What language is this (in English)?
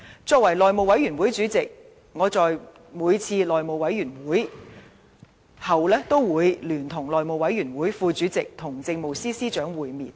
Cantonese